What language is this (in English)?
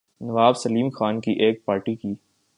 Urdu